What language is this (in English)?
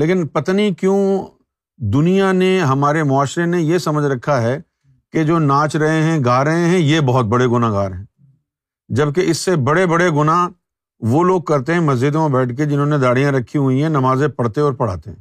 Urdu